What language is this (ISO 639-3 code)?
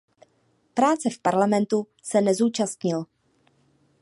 ces